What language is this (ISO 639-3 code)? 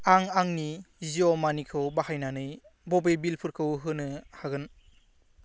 brx